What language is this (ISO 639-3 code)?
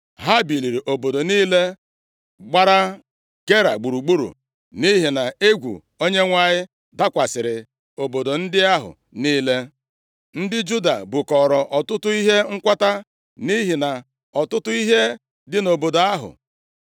ibo